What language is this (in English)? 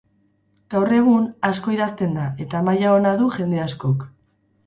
Basque